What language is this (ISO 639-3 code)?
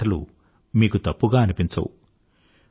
tel